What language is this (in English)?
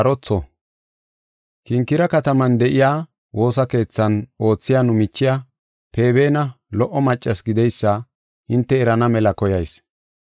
Gofa